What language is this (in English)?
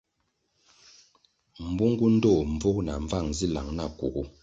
Kwasio